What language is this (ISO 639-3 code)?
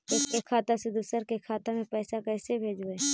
mag